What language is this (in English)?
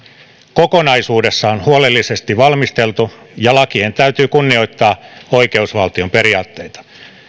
Finnish